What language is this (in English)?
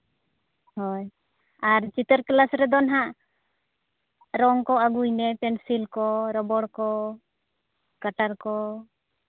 Santali